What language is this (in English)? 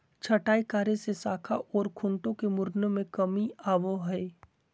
Magahi